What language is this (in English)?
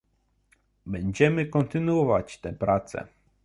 Polish